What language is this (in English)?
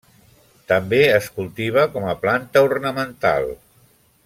Catalan